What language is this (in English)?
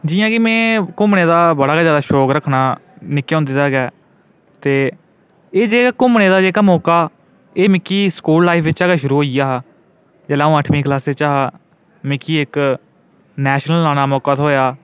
Dogri